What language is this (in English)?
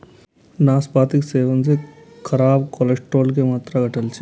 Maithili